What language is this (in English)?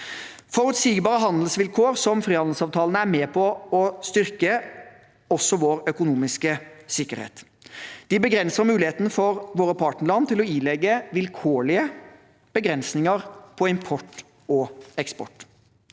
Norwegian